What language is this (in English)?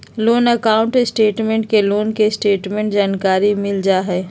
Magahi